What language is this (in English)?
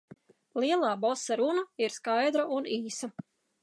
Latvian